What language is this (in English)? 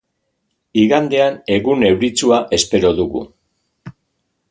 Basque